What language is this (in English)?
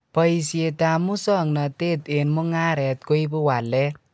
Kalenjin